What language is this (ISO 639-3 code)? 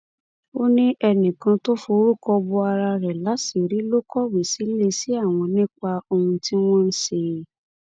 yor